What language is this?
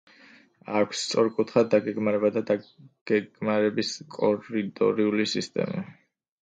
Georgian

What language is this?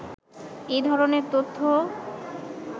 Bangla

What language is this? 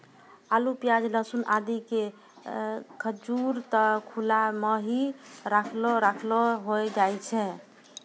Maithili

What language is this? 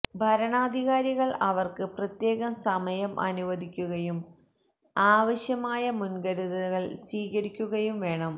Malayalam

